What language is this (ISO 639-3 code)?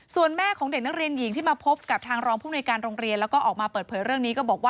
tha